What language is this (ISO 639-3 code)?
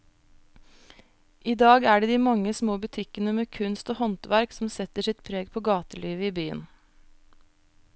nor